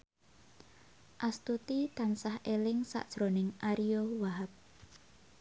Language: Javanese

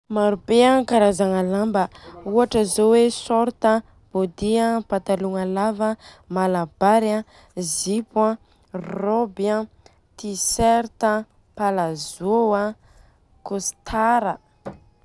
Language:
Southern Betsimisaraka Malagasy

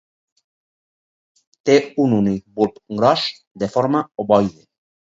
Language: Catalan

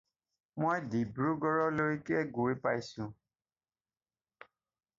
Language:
Assamese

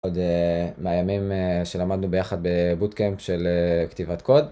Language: Hebrew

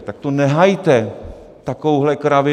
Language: Czech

